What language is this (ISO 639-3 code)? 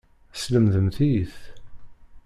kab